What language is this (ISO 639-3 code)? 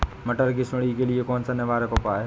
hin